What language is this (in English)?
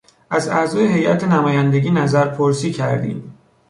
Persian